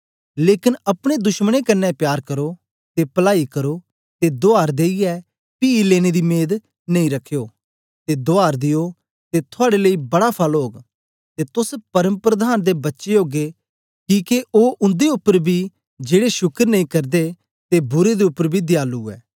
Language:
Dogri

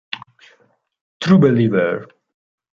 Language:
Italian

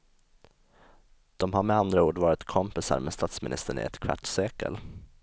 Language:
Swedish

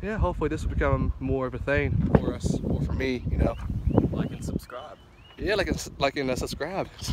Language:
English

